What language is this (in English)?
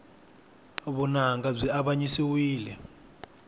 Tsonga